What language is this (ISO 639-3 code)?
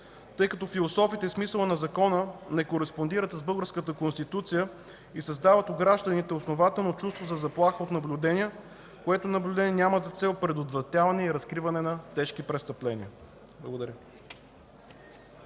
bul